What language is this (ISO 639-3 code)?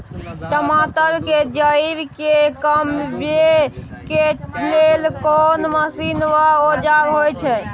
mai